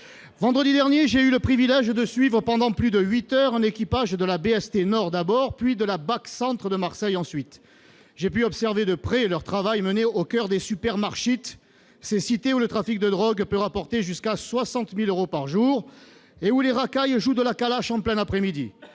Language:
French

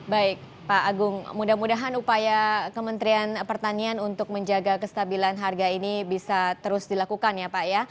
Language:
Indonesian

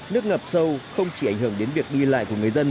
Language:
Vietnamese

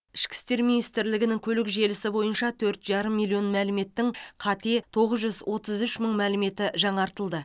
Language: Kazakh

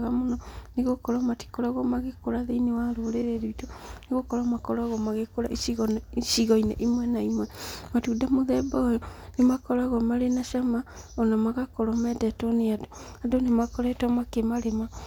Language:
Kikuyu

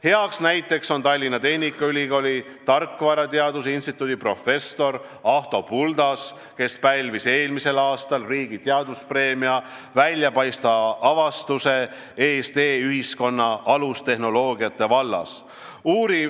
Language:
Estonian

